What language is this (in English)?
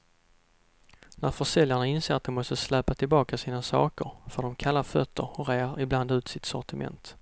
Swedish